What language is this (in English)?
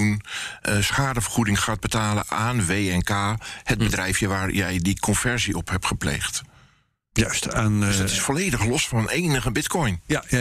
Dutch